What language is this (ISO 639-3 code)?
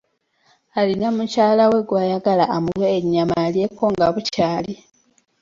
lug